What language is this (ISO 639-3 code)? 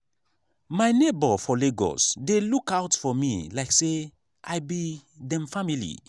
pcm